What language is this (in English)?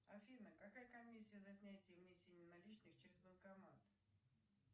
Russian